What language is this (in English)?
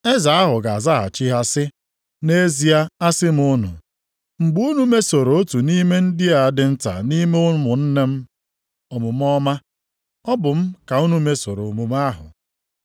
Igbo